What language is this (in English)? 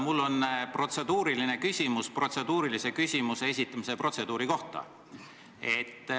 Estonian